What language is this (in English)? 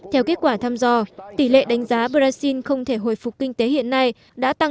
Vietnamese